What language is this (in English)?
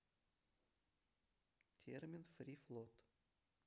Russian